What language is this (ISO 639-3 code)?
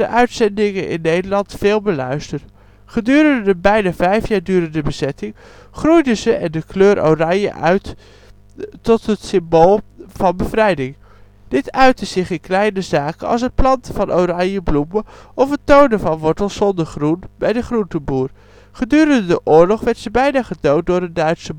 nld